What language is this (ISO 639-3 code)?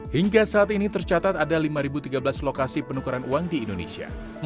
ind